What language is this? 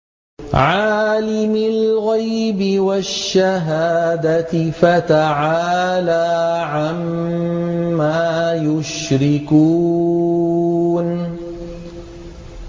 Arabic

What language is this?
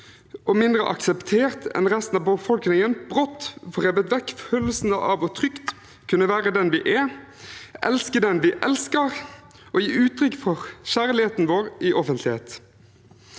Norwegian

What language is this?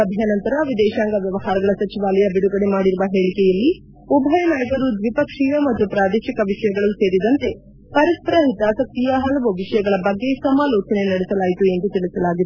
Kannada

